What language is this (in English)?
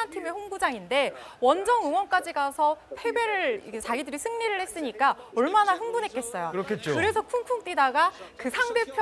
Korean